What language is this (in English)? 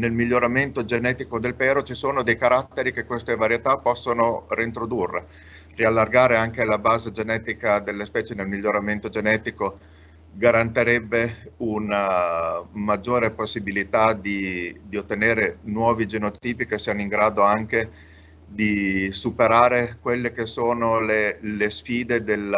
Italian